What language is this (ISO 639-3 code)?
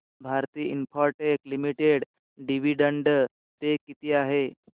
mar